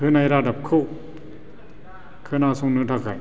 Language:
Bodo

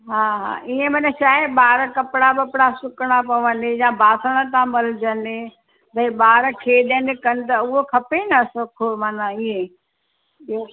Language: Sindhi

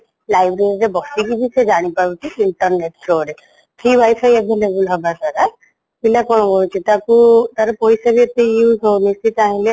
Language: Odia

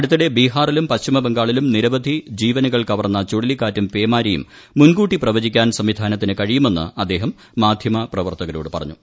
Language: Malayalam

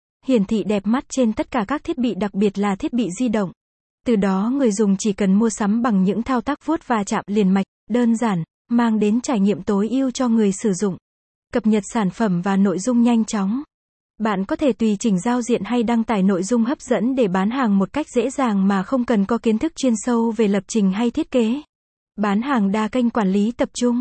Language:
Vietnamese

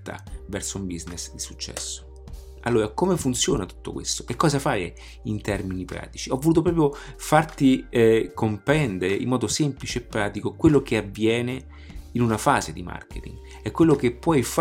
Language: Italian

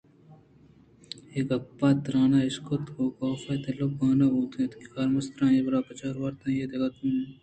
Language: Eastern Balochi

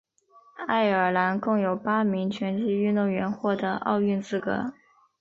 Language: Chinese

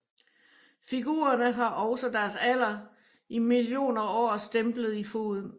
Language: Danish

